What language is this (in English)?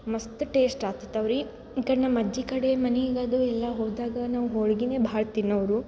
Kannada